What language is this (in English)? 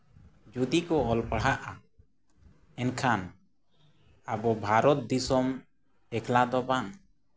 Santali